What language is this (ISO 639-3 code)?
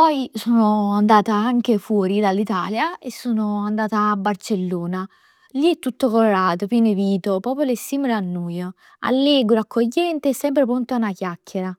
nap